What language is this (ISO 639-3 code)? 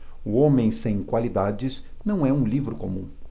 por